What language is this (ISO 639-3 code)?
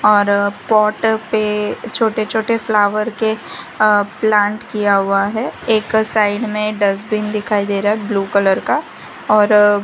hin